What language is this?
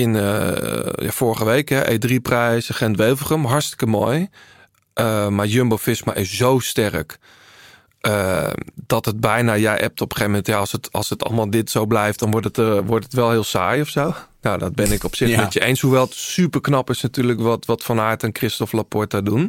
Dutch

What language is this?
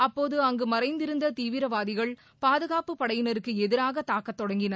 Tamil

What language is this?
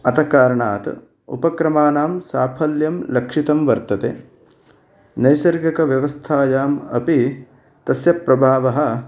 Sanskrit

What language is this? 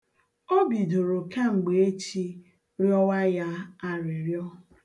Igbo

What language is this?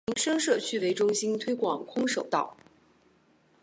Chinese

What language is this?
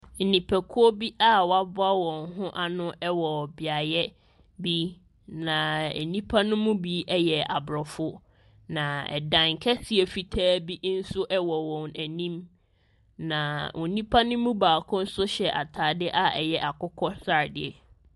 Akan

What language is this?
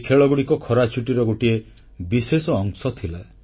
Odia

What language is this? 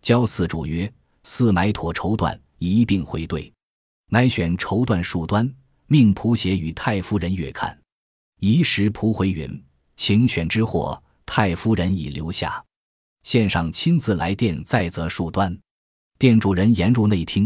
Chinese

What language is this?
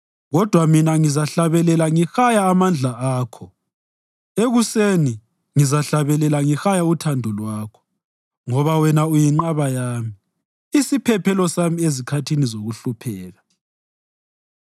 North Ndebele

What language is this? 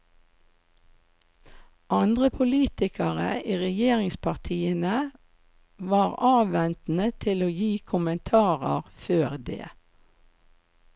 Norwegian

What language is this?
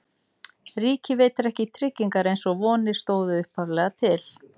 Icelandic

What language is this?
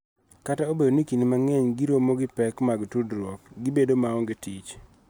Luo (Kenya and Tanzania)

